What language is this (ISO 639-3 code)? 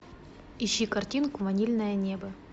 rus